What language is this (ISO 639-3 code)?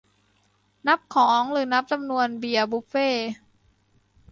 tha